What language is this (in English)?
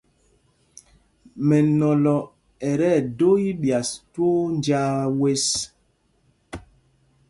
Mpumpong